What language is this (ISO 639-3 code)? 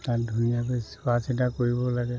asm